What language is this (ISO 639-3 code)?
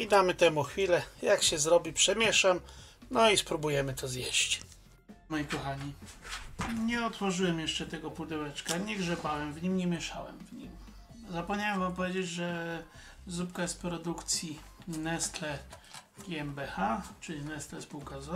pol